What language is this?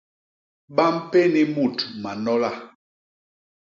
Basaa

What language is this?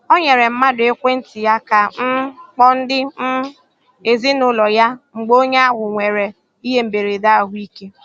Igbo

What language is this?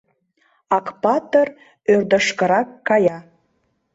Mari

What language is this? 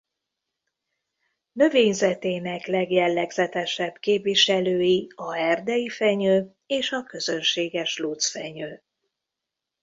Hungarian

